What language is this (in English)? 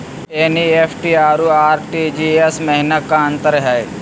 Magahi